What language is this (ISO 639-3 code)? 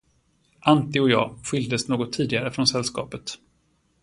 swe